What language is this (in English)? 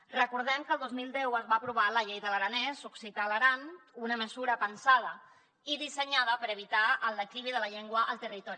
Catalan